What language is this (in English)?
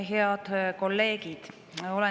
Estonian